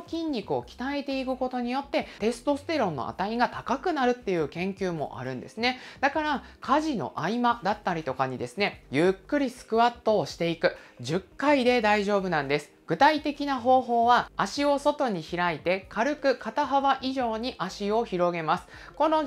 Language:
Japanese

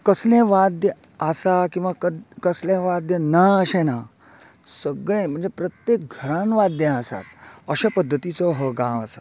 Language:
Konkani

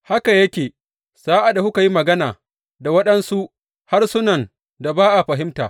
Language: Hausa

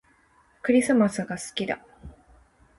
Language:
Japanese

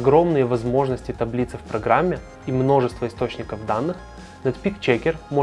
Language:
Russian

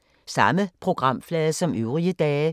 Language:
Danish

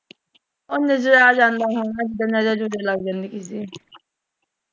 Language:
Punjabi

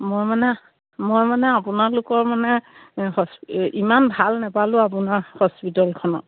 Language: Assamese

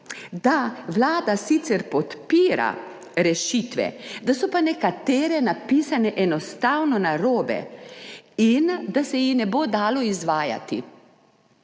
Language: Slovenian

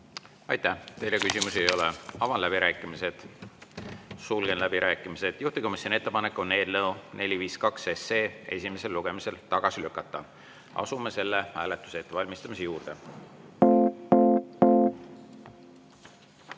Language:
Estonian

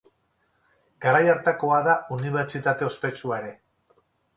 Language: Basque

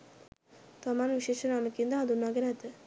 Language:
Sinhala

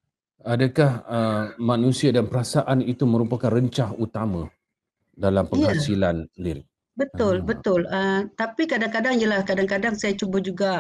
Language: Malay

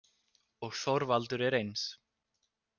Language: Icelandic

